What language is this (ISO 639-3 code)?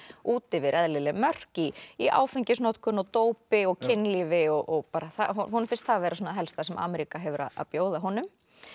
isl